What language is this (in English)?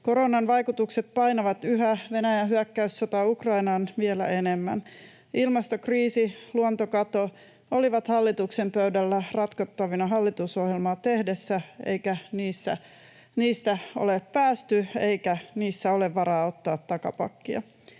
Finnish